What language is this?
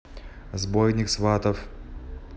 Russian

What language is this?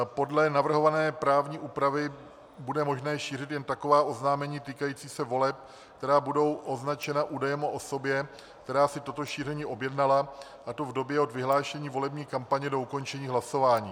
Czech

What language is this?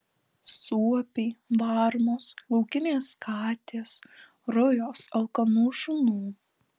Lithuanian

